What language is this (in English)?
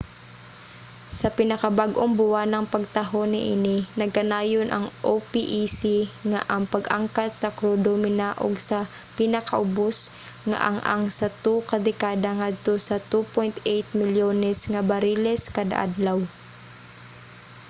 Cebuano